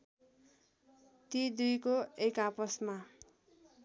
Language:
Nepali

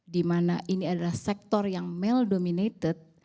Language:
Indonesian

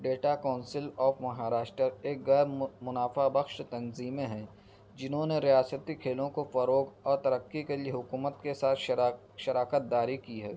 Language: Urdu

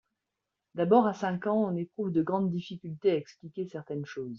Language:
French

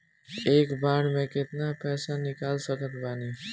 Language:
Bhojpuri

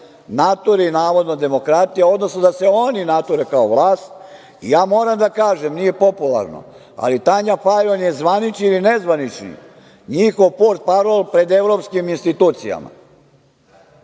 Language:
Serbian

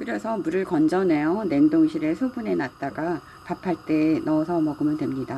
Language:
Korean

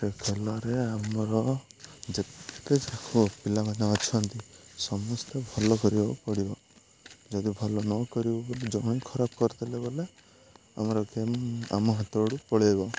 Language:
Odia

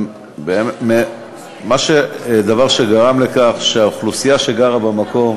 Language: Hebrew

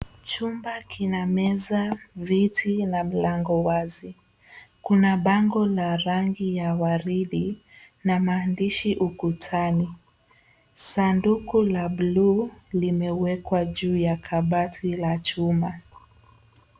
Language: Swahili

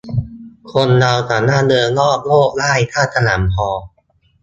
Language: Thai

